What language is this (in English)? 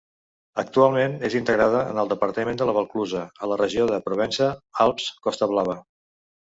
Catalan